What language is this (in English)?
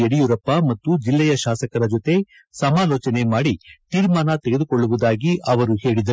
Kannada